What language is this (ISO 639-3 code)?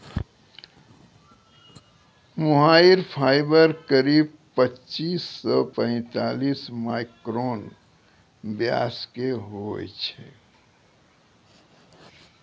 mai